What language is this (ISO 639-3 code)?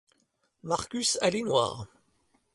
fra